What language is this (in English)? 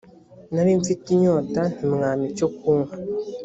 Kinyarwanda